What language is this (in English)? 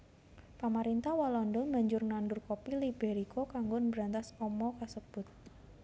Javanese